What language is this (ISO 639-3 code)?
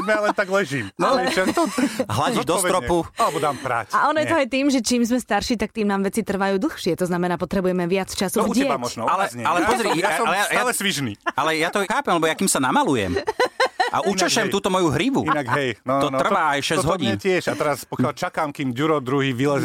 slk